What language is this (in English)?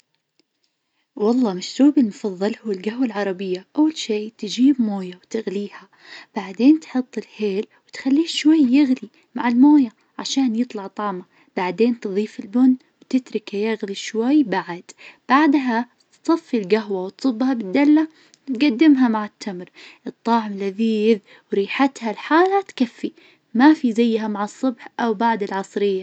Najdi Arabic